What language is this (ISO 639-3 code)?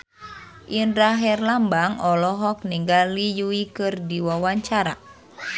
sun